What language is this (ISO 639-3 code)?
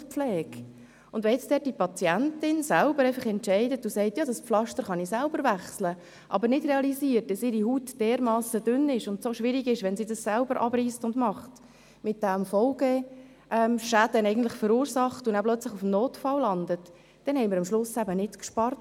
gsw